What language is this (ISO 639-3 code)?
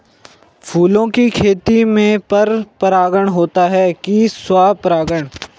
hin